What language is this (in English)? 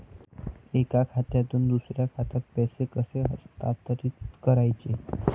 Marathi